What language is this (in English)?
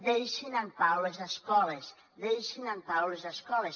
Catalan